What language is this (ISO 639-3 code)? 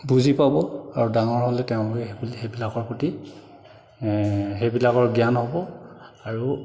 asm